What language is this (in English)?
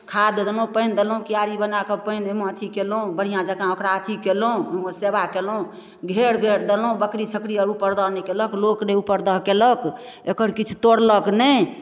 Maithili